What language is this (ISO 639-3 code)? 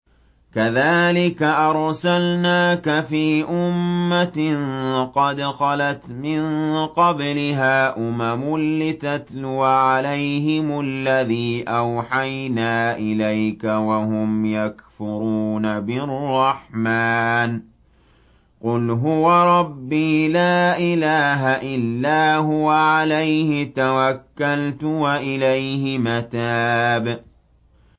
ara